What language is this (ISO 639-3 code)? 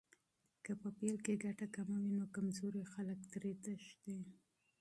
pus